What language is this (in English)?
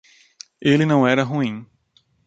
Portuguese